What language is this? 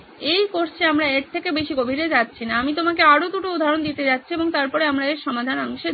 Bangla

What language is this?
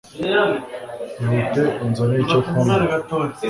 Kinyarwanda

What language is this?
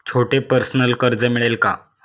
Marathi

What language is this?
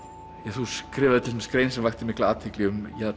Icelandic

